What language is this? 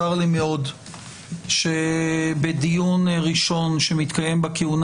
Hebrew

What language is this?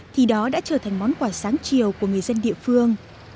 Vietnamese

